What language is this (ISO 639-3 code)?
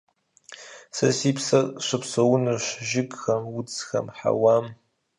kbd